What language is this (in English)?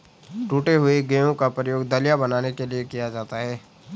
Hindi